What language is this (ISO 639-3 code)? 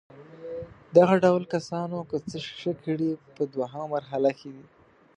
pus